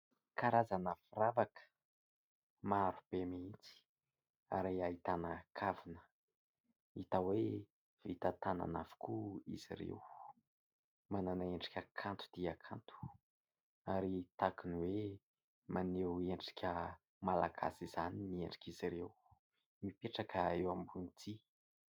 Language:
Malagasy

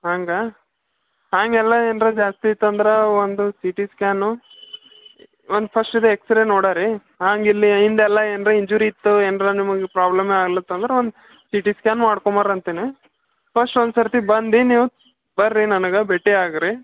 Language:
Kannada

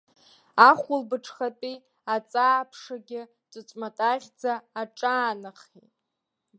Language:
Abkhazian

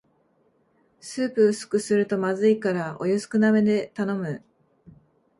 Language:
Japanese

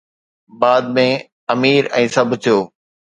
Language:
Sindhi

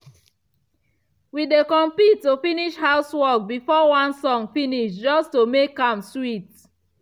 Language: Nigerian Pidgin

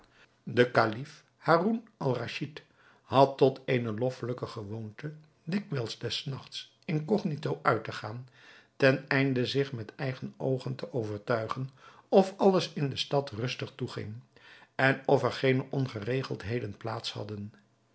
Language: Dutch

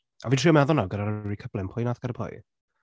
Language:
Welsh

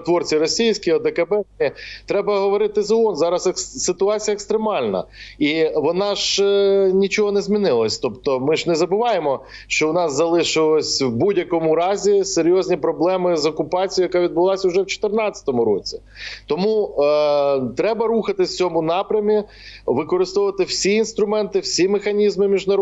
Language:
Ukrainian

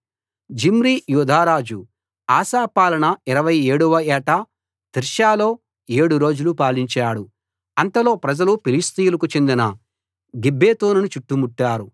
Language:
Telugu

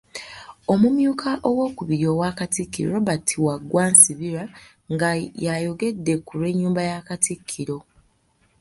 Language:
Ganda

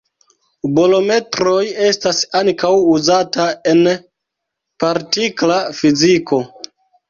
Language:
Esperanto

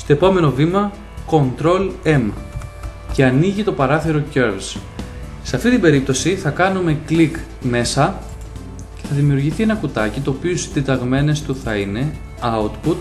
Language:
Greek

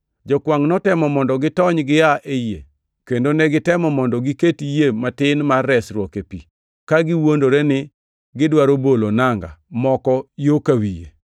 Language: Luo (Kenya and Tanzania)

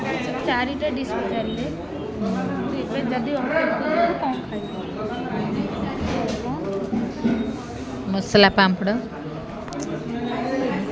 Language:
Odia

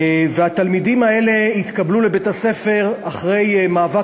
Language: Hebrew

